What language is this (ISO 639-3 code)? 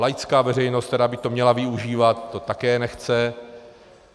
ces